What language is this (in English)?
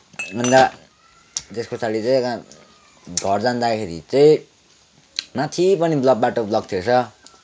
Nepali